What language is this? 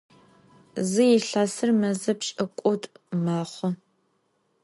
Adyghe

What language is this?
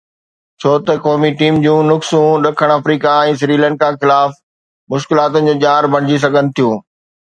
Sindhi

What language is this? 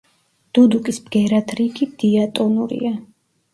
Georgian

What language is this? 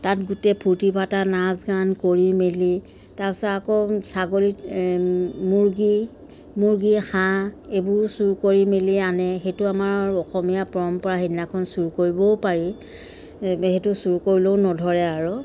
Assamese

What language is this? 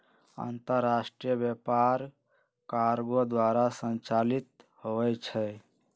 Magahi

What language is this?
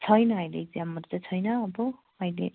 Nepali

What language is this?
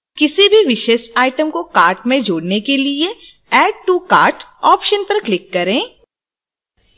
Hindi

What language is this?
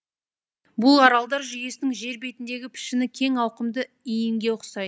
Kazakh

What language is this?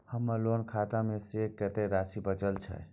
Maithili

